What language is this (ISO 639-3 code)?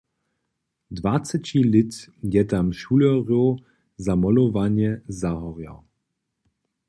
hsb